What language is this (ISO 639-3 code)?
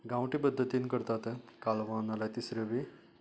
kok